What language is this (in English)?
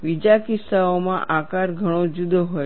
Gujarati